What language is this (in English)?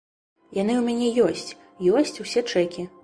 Belarusian